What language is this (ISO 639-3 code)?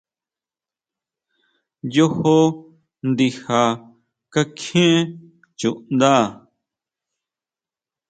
mau